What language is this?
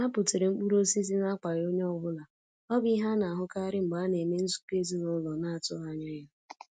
Igbo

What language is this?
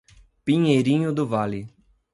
Portuguese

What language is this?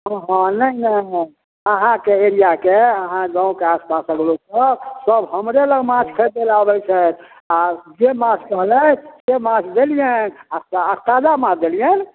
Maithili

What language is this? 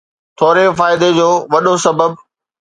Sindhi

